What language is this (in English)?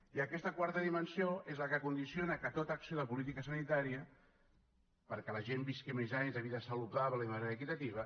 Catalan